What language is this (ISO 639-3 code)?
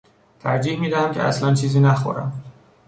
fas